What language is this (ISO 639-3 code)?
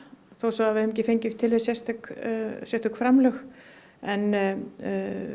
isl